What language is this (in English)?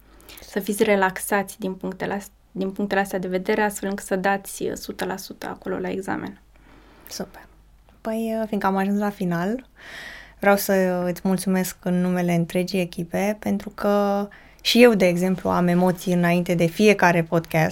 Romanian